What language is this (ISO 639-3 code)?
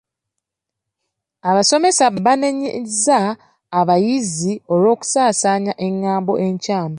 lug